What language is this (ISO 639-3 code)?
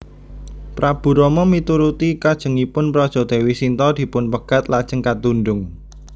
jav